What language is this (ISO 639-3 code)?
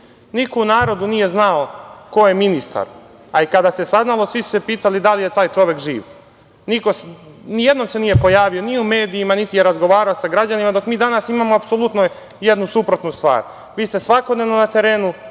srp